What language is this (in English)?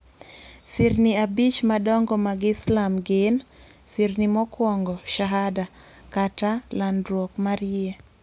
Luo (Kenya and Tanzania)